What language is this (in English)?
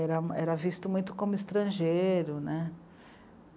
Portuguese